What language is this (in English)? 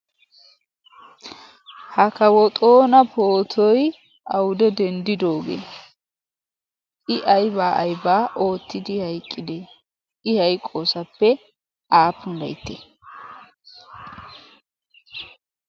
Wolaytta